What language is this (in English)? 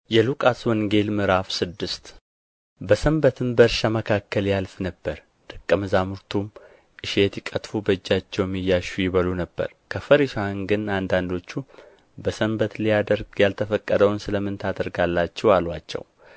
Amharic